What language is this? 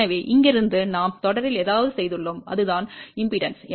Tamil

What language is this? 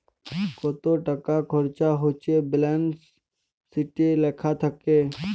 Bangla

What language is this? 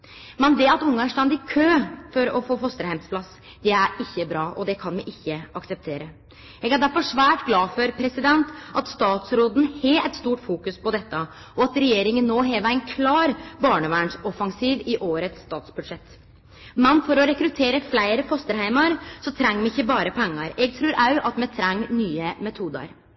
Norwegian Nynorsk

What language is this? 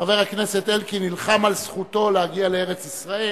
Hebrew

